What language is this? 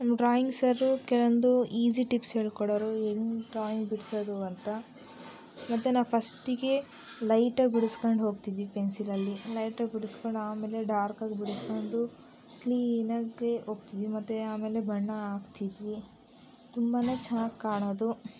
Kannada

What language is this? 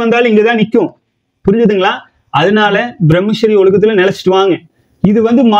Tamil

